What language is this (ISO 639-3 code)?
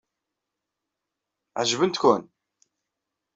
kab